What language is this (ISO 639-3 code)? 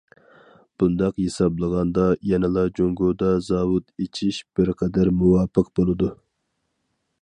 uig